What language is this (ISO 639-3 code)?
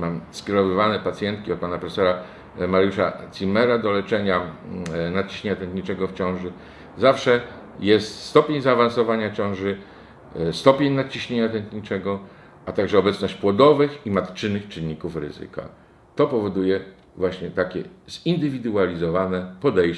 pol